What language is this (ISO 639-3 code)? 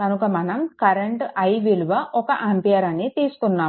tel